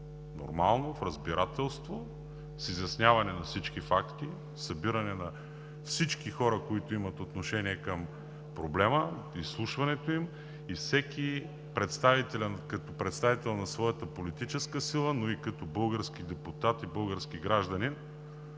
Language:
Bulgarian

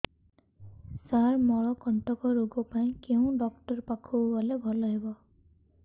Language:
Odia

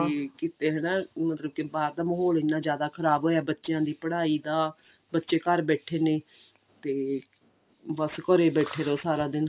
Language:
Punjabi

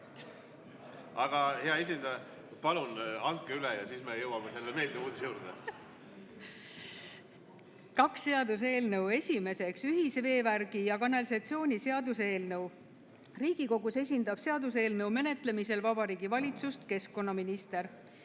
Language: Estonian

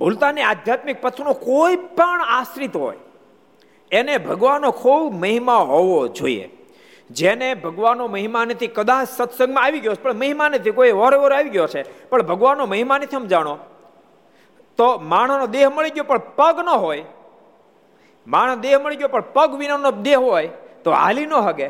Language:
Gujarati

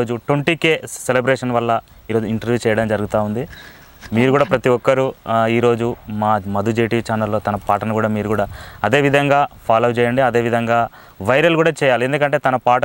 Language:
Telugu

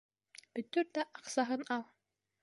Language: Bashkir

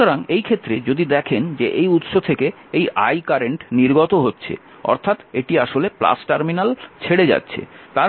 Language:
Bangla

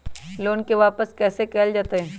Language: Magahi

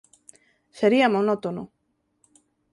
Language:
Galician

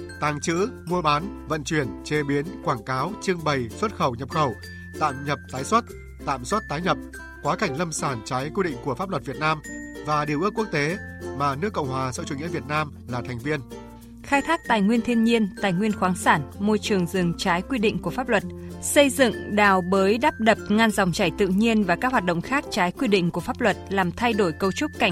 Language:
Vietnamese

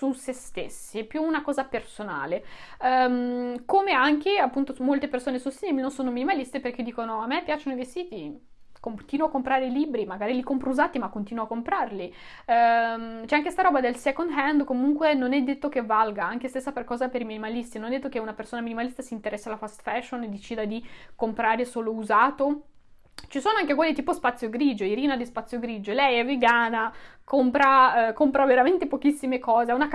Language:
Italian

